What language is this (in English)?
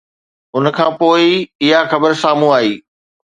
Sindhi